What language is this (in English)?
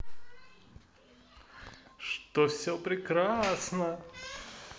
Russian